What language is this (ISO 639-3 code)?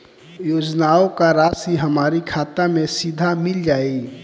bho